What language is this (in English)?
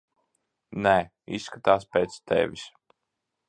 Latvian